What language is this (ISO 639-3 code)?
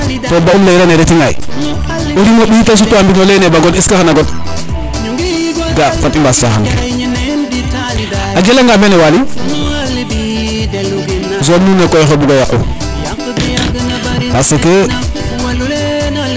srr